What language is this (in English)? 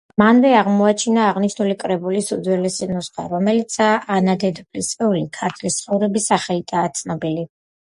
Georgian